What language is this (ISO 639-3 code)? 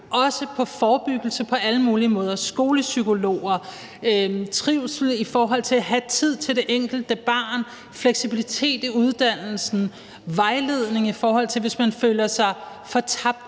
dan